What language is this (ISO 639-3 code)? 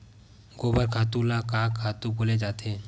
hne